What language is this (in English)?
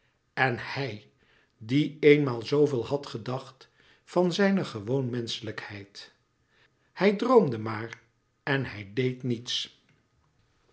Dutch